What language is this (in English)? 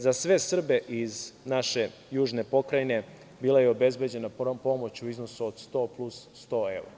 Serbian